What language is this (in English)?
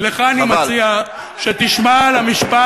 Hebrew